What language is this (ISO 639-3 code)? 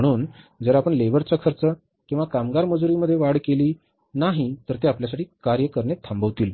mar